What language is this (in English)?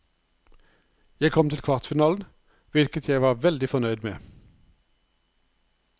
Norwegian